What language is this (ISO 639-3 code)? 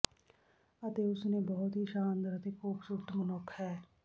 pan